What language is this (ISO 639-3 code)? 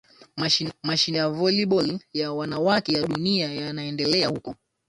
swa